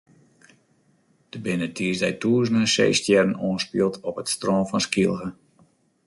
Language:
Western Frisian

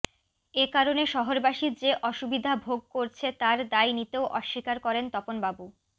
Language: Bangla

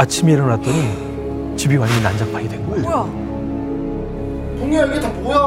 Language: Korean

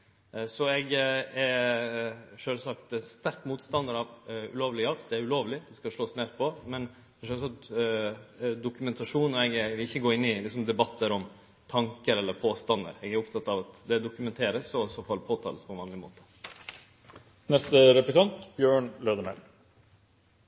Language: Norwegian Nynorsk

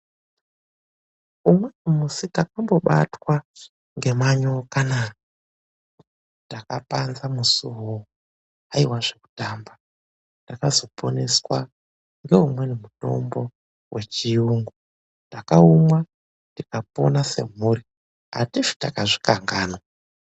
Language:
Ndau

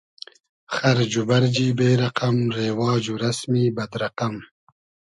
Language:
Hazaragi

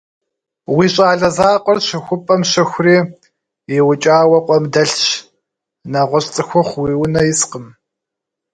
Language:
Kabardian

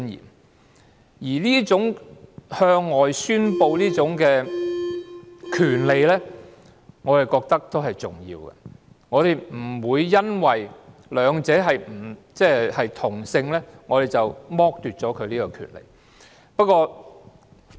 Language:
Cantonese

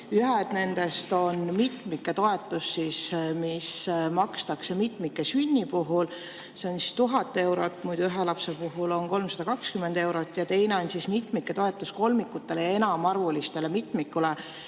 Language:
Estonian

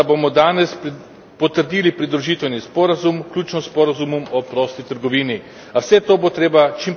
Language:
Slovenian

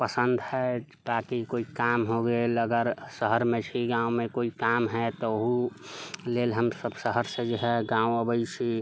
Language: Maithili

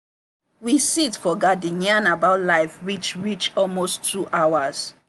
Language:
Nigerian Pidgin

